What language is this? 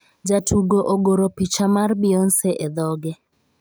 Luo (Kenya and Tanzania)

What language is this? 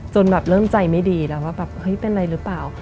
Thai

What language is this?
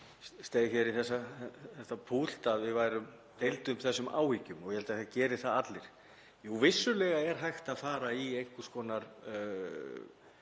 Icelandic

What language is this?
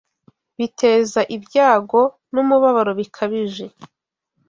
Kinyarwanda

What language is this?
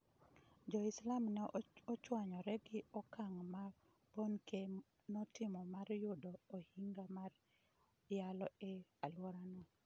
Luo (Kenya and Tanzania)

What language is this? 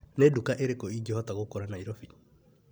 Kikuyu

